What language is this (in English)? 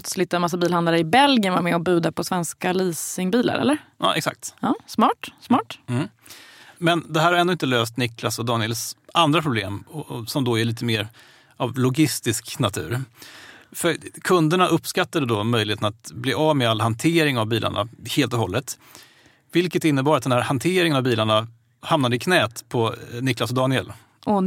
Swedish